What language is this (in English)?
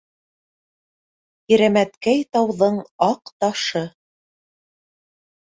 Bashkir